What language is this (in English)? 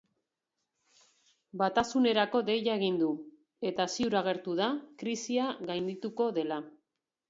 Basque